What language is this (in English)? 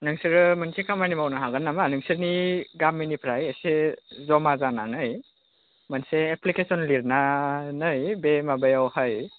Bodo